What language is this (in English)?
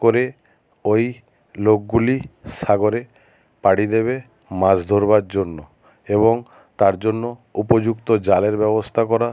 Bangla